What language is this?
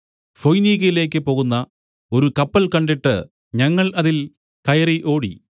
Malayalam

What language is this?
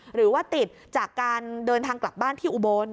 Thai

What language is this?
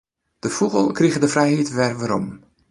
Western Frisian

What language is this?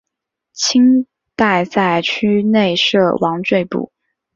Chinese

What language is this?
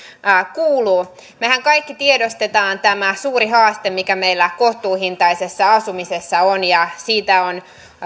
Finnish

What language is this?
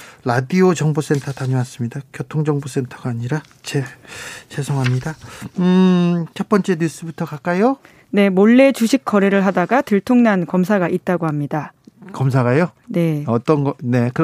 Korean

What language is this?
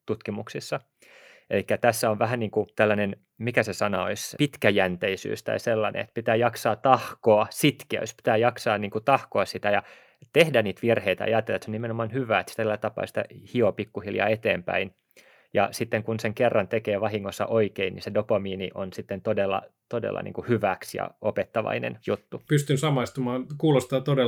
Finnish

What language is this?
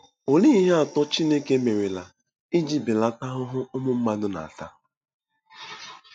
Igbo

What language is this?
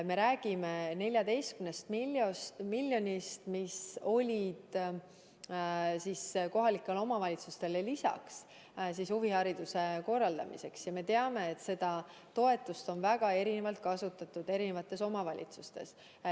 Estonian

